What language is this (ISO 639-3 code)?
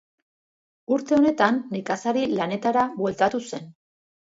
eus